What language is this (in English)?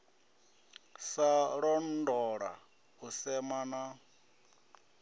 Venda